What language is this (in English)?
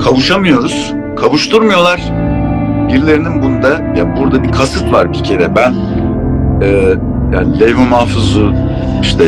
Turkish